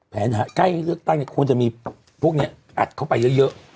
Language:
Thai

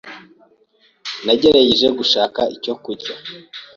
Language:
Kinyarwanda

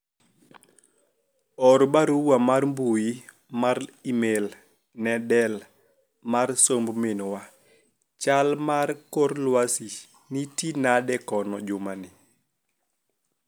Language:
Luo (Kenya and Tanzania)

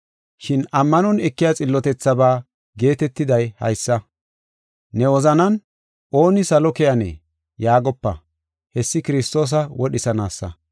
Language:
Gofa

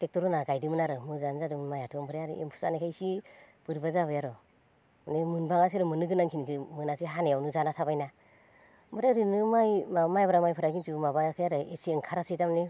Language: Bodo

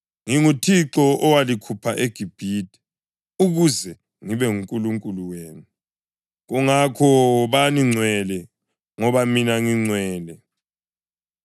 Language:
North Ndebele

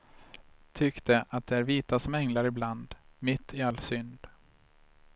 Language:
Swedish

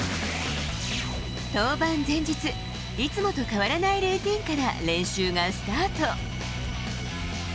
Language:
Japanese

